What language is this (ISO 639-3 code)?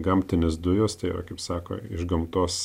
lit